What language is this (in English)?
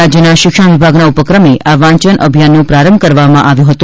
Gujarati